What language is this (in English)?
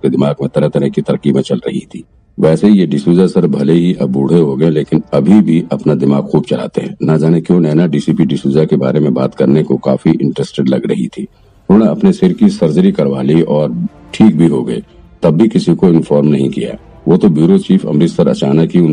Hindi